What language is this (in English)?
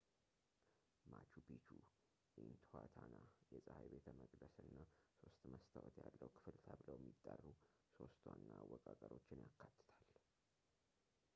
Amharic